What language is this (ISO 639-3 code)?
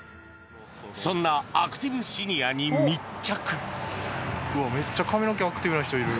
jpn